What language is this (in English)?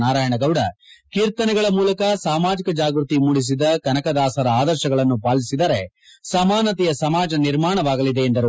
Kannada